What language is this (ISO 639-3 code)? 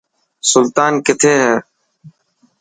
mki